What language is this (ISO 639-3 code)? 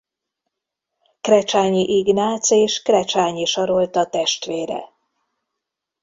hun